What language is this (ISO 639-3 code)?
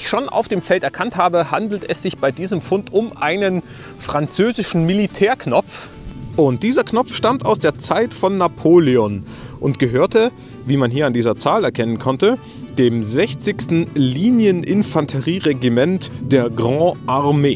deu